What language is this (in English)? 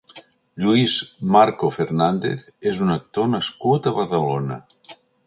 Catalan